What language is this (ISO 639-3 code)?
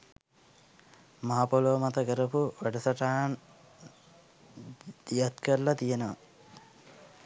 sin